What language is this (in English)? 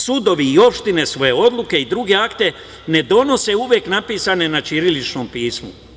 Serbian